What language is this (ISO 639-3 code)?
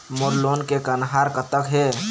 hne